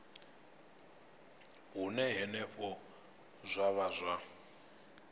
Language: Venda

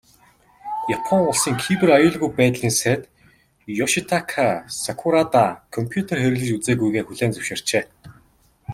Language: Mongolian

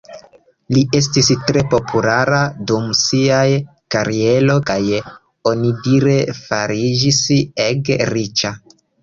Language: Esperanto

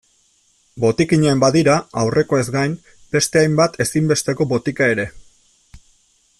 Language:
Basque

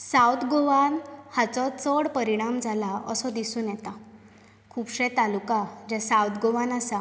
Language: Konkani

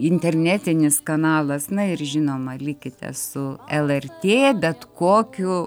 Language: Lithuanian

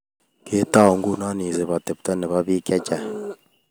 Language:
Kalenjin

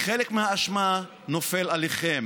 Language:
Hebrew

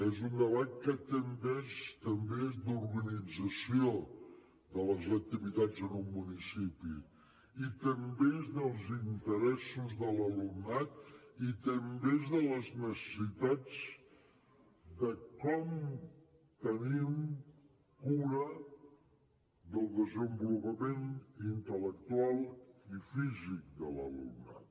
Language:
Catalan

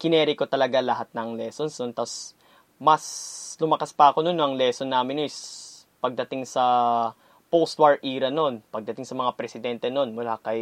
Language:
Filipino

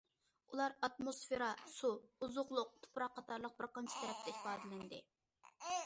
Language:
Uyghur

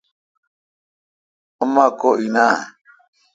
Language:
Kalkoti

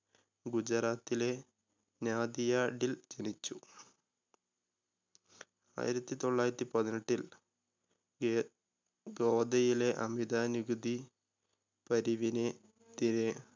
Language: Malayalam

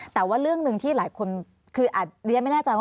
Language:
Thai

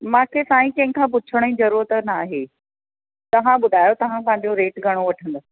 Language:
Sindhi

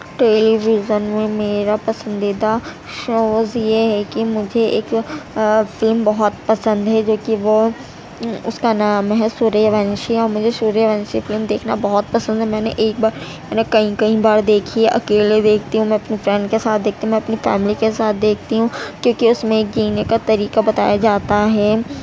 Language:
Urdu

